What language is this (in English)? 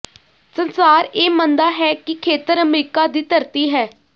Punjabi